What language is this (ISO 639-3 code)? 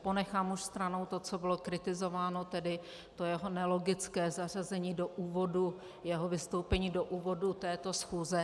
ces